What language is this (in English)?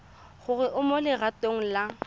Tswana